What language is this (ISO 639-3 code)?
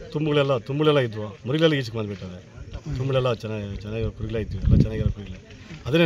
kan